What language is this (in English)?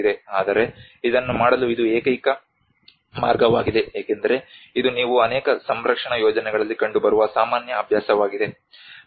Kannada